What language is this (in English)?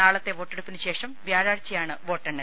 Malayalam